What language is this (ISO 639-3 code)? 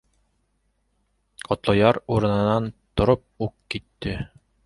bak